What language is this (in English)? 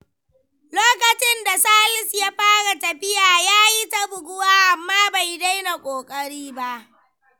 Hausa